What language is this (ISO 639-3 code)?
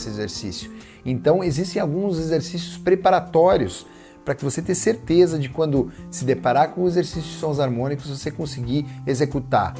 por